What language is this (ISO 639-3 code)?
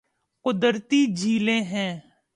urd